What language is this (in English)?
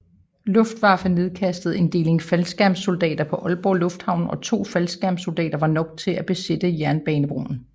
Danish